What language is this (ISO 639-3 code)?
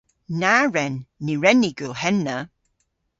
cor